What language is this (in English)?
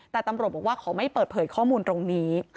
Thai